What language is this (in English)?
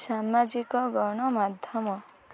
Odia